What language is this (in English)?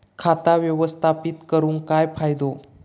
Marathi